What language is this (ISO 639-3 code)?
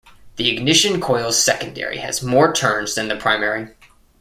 eng